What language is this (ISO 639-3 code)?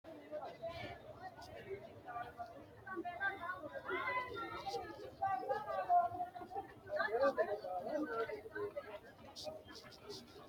sid